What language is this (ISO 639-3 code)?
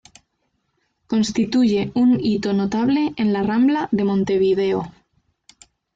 spa